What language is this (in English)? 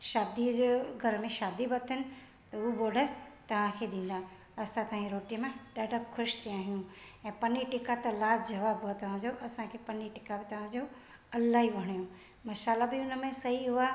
Sindhi